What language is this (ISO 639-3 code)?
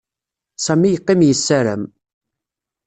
kab